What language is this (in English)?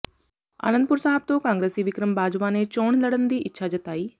Punjabi